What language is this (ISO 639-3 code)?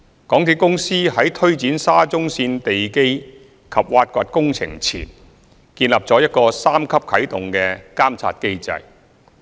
yue